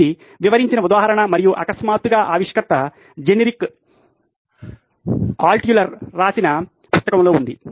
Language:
Telugu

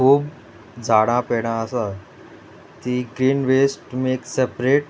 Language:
Konkani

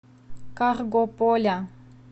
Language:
Russian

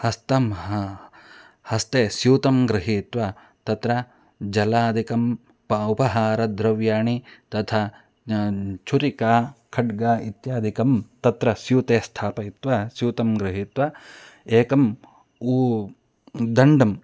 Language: Sanskrit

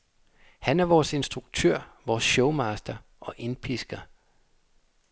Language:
Danish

